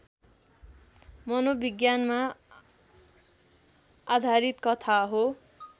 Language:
Nepali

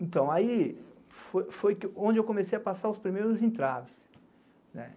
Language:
Portuguese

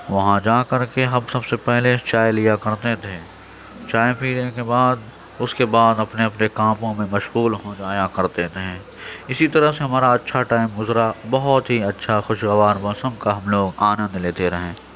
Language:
Urdu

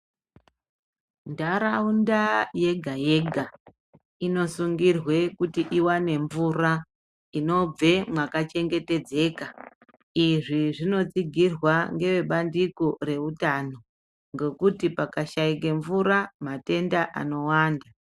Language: Ndau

